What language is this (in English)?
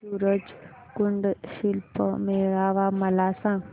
Marathi